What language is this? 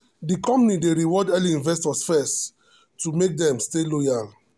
Nigerian Pidgin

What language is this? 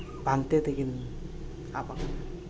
Santali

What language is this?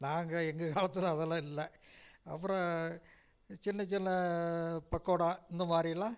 Tamil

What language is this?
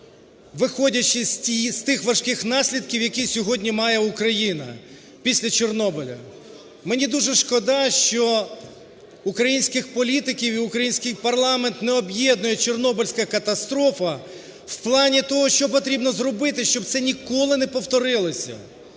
Ukrainian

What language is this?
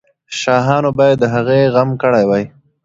Pashto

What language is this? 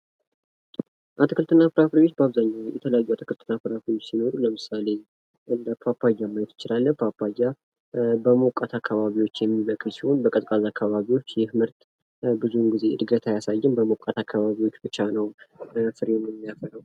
Amharic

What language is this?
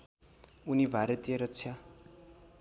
Nepali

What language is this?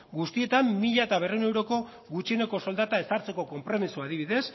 Basque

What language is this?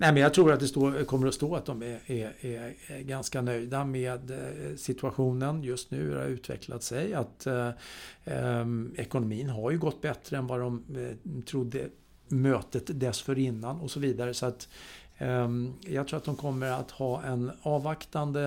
Swedish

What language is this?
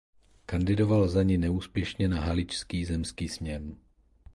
Czech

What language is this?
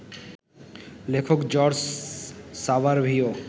Bangla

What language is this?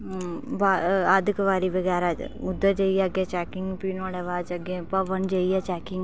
Dogri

